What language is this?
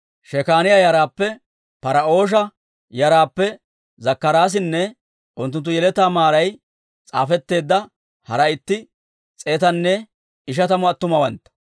Dawro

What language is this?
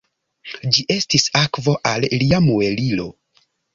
Esperanto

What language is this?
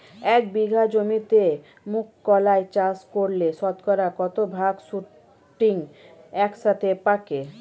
Bangla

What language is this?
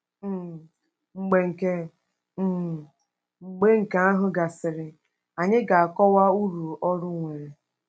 Igbo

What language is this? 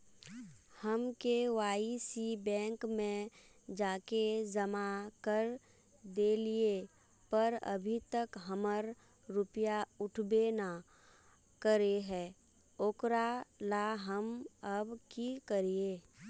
Magahi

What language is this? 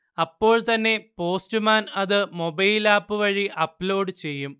Malayalam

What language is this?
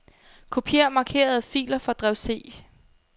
Danish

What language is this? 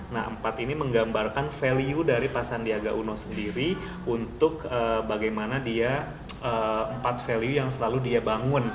Indonesian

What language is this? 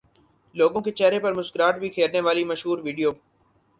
Urdu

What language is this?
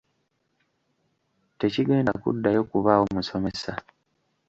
Ganda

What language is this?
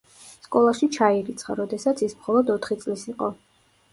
Georgian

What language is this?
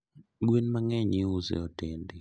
Luo (Kenya and Tanzania)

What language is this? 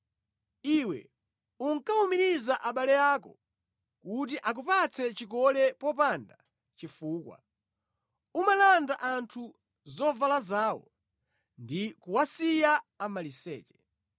Nyanja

